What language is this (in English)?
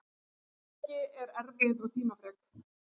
Icelandic